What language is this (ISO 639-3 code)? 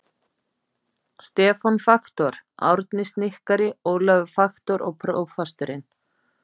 isl